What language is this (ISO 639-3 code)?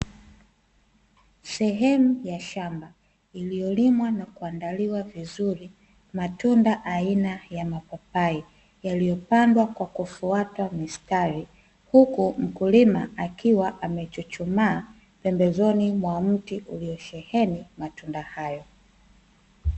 swa